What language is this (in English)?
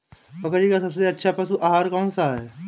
Hindi